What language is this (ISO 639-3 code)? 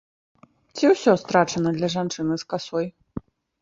bel